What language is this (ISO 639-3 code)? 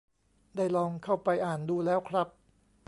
tha